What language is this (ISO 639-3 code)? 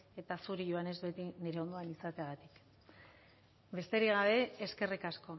eus